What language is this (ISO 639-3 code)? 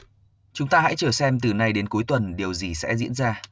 vie